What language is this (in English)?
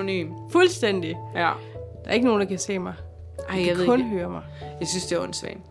Danish